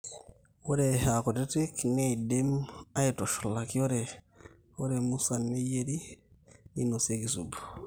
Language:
Masai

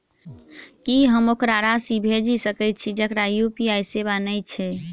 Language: Maithili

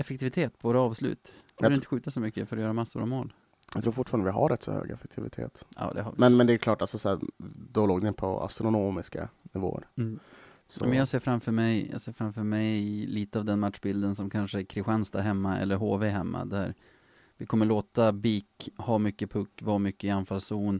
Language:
Swedish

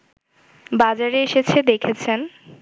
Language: Bangla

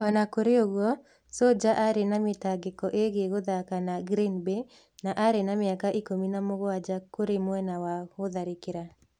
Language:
Kikuyu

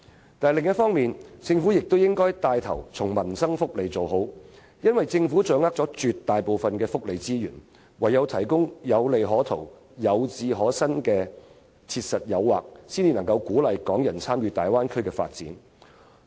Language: Cantonese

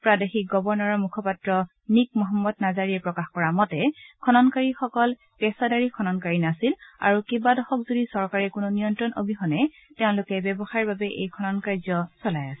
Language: Assamese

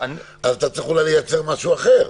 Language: Hebrew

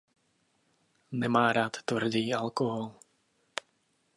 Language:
Czech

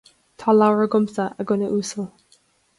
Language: Irish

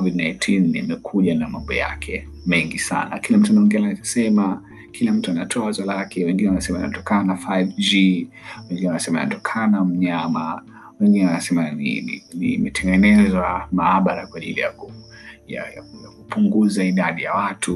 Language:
Swahili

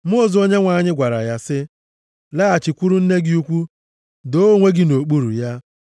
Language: Igbo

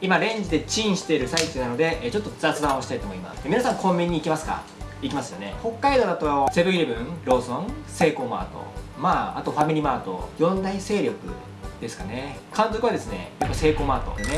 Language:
Japanese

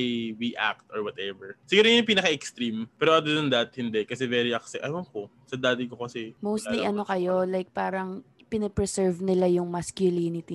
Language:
Filipino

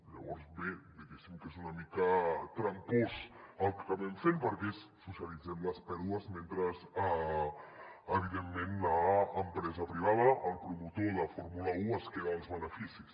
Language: Catalan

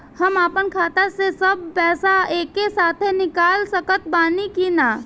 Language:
Bhojpuri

